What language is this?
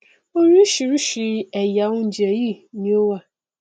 Yoruba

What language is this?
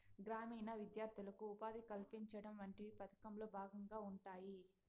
Telugu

